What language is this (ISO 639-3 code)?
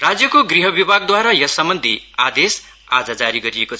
nep